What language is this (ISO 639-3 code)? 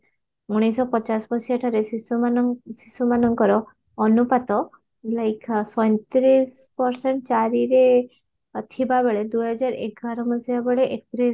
ori